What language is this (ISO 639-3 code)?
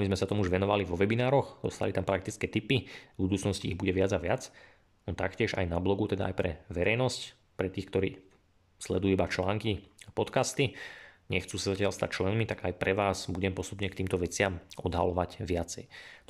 slk